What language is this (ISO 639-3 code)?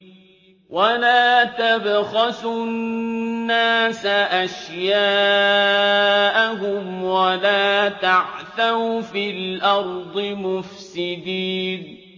ara